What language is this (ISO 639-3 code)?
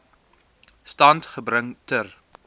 afr